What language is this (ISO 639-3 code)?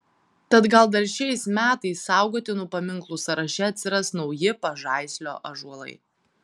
lit